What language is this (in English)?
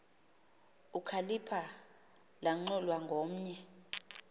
Xhosa